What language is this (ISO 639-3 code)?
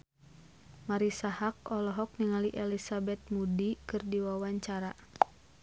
sun